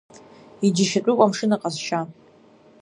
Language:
Abkhazian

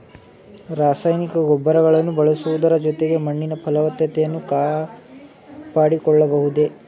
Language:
Kannada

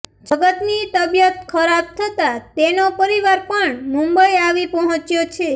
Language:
Gujarati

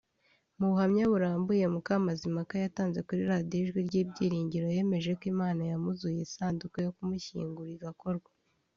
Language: Kinyarwanda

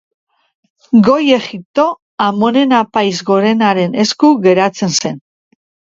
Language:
Basque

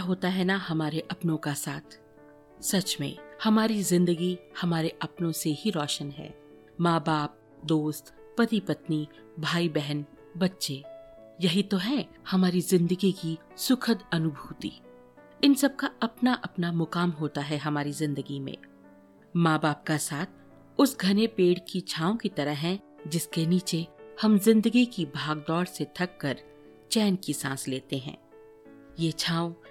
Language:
Hindi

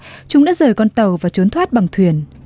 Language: Vietnamese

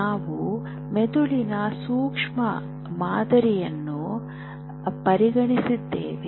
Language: Kannada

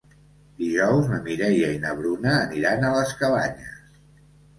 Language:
Catalan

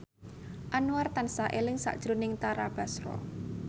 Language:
Javanese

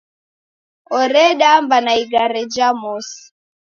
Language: Taita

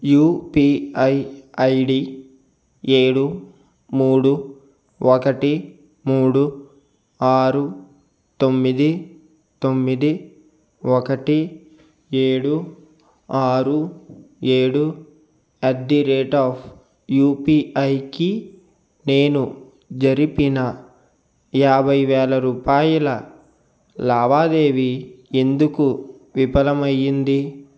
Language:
Telugu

